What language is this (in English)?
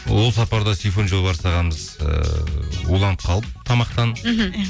Kazakh